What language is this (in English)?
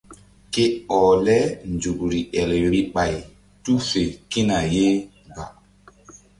Mbum